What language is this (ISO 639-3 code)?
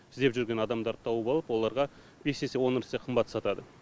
kaz